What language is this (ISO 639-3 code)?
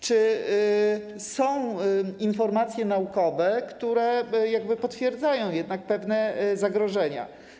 pol